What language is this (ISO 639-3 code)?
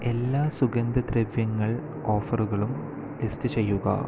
mal